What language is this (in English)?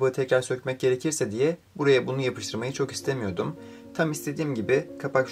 Turkish